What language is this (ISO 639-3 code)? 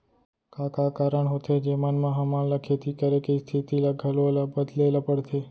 hne